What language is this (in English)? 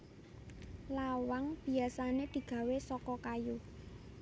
Javanese